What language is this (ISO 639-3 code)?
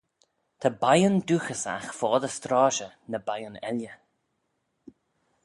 glv